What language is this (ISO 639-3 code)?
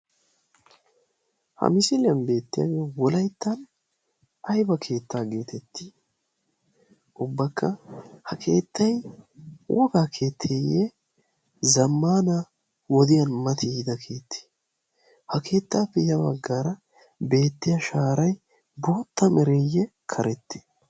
wal